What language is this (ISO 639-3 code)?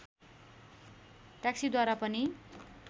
nep